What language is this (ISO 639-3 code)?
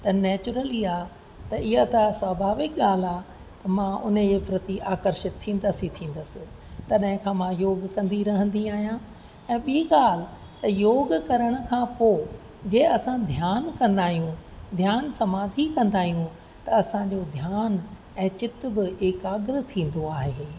snd